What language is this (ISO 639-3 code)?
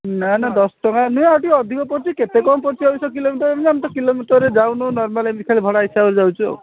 ori